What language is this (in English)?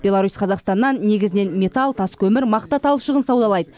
Kazakh